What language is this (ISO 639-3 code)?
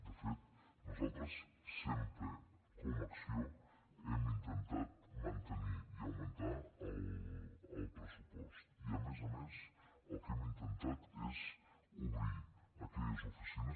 cat